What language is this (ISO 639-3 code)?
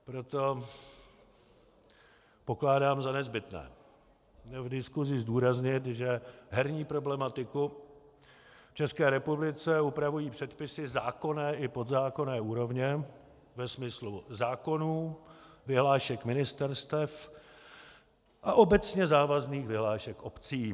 ces